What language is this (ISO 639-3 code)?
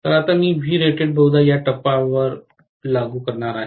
mar